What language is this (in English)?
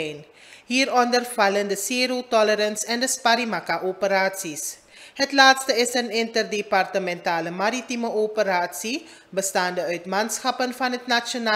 Dutch